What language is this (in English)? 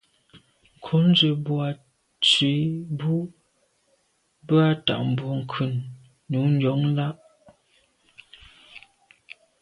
Medumba